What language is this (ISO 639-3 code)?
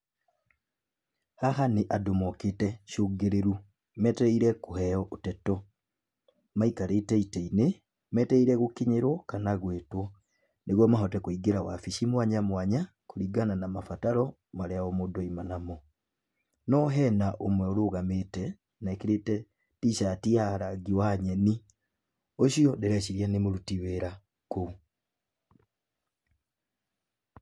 kik